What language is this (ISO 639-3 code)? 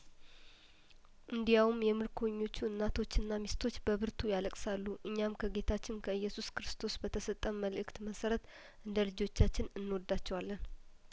amh